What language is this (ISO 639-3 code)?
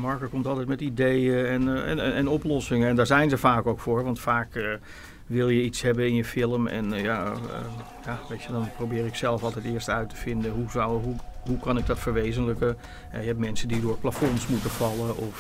nld